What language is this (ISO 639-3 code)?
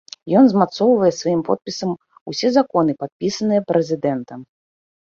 bel